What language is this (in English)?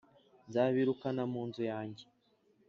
Kinyarwanda